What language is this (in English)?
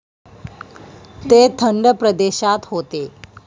Marathi